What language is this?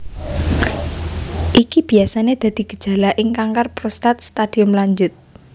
Javanese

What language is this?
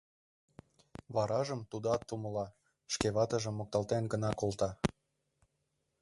Mari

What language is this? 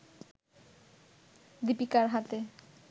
Bangla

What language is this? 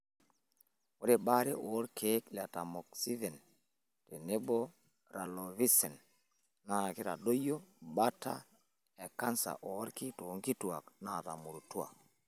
Masai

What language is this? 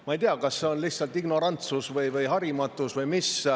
Estonian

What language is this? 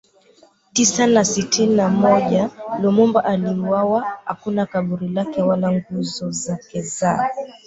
Swahili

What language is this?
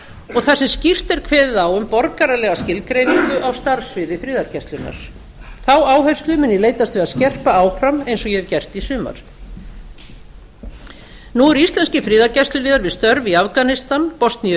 Icelandic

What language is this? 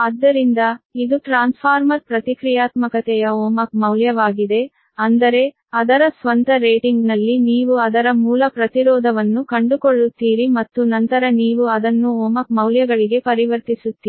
Kannada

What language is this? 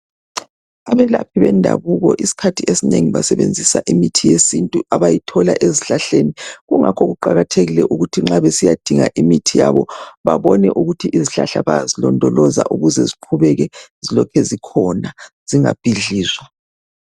North Ndebele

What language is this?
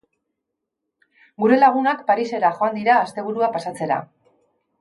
Basque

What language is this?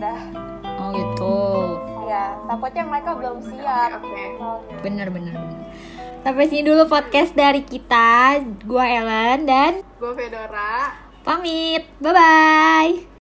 Indonesian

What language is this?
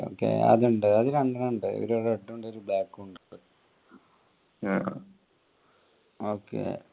Malayalam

